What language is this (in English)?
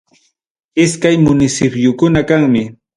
Ayacucho Quechua